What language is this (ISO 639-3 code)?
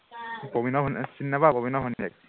asm